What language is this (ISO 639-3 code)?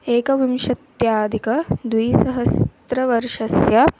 san